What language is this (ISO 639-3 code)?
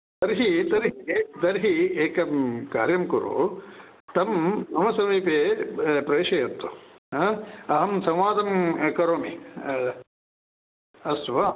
san